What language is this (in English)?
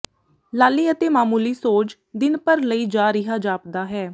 Punjabi